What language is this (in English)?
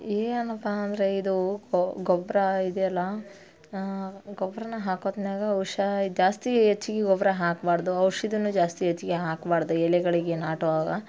Kannada